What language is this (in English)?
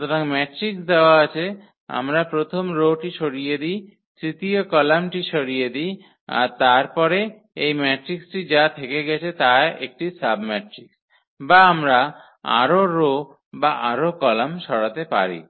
Bangla